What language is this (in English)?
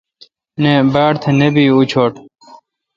Kalkoti